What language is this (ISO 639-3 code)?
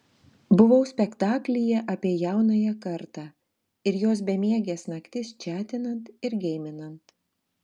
lit